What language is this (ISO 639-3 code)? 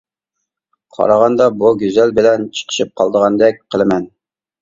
uig